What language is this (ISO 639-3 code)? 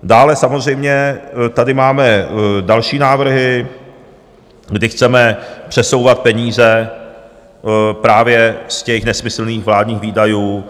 ces